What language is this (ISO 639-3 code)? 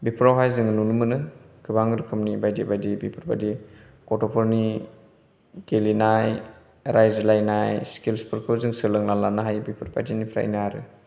brx